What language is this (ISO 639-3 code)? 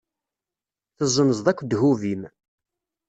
kab